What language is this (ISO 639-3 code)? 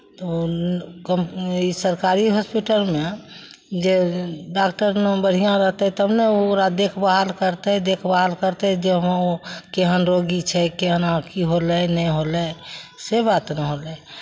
mai